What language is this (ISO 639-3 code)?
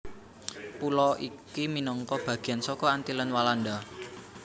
jav